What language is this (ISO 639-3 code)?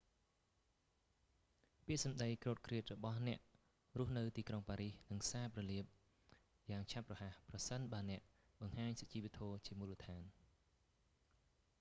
khm